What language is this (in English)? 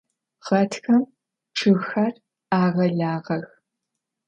Adyghe